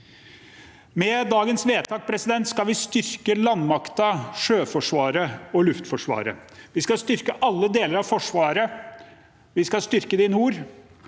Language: Norwegian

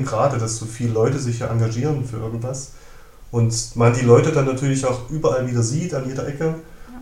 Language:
German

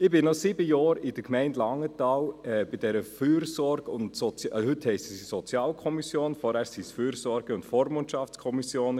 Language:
Swiss German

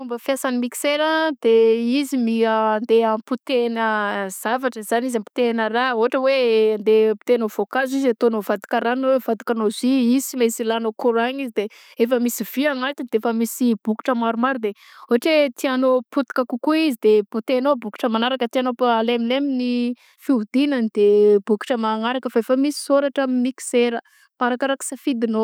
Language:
Southern Betsimisaraka Malagasy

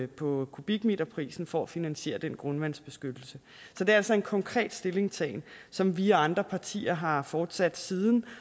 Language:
Danish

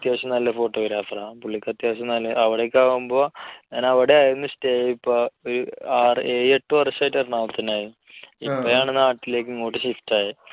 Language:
Malayalam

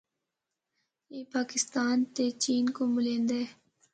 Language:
Northern Hindko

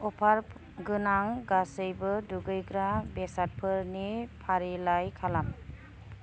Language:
Bodo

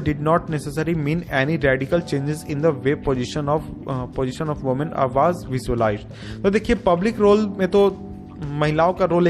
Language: Hindi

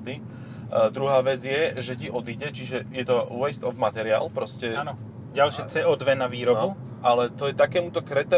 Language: Slovak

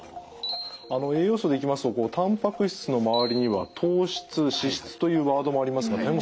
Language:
Japanese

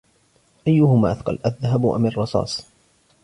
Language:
Arabic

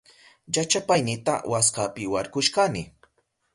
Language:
Southern Pastaza Quechua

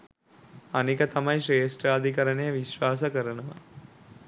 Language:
Sinhala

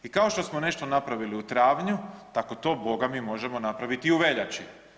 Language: Croatian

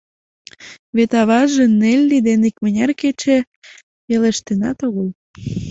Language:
Mari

